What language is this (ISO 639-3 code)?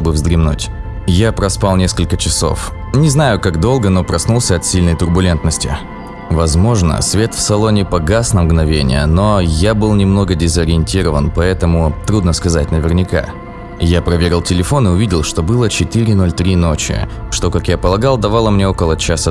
rus